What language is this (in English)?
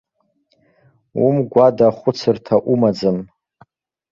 Abkhazian